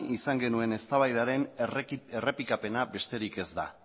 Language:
Basque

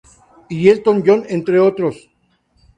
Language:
Spanish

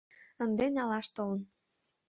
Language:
Mari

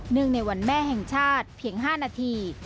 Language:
Thai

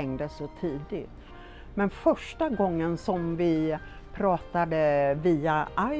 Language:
Swedish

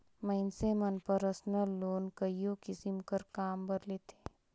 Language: Chhattisgarhi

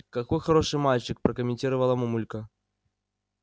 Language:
Russian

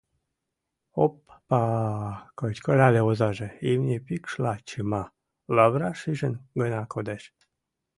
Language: Mari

